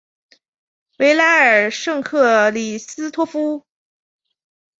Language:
Chinese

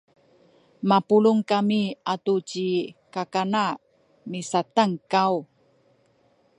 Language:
Sakizaya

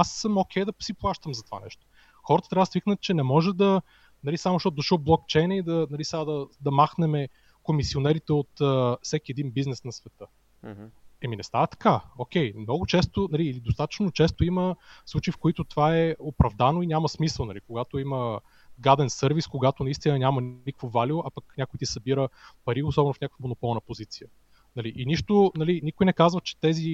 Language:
Bulgarian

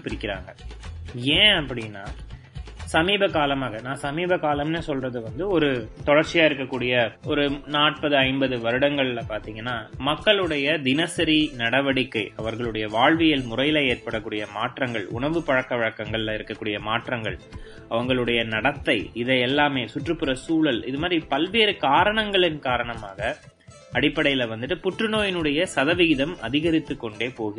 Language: Tamil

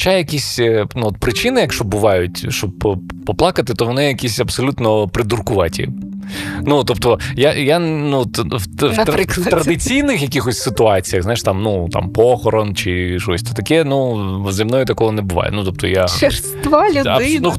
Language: Ukrainian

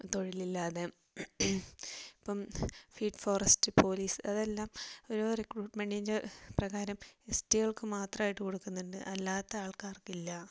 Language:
Malayalam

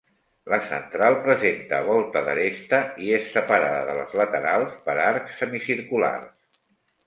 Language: Catalan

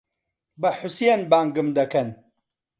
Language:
Central Kurdish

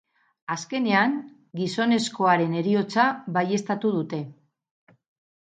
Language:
Basque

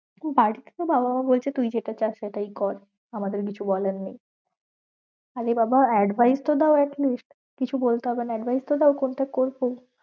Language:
Bangla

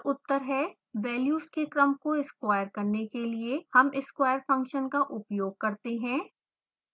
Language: Hindi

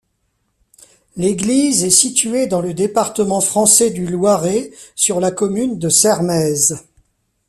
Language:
French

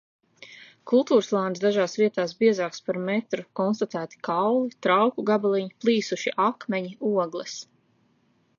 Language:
Latvian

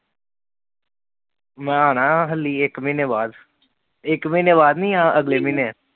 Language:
Punjabi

